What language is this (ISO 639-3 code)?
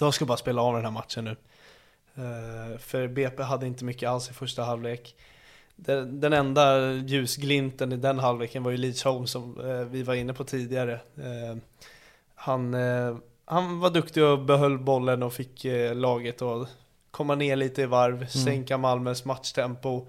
swe